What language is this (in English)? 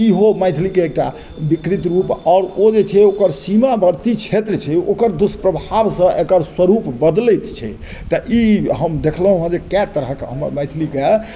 Maithili